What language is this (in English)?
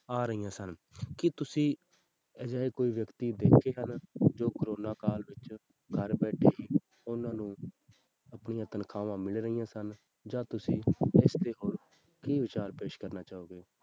Punjabi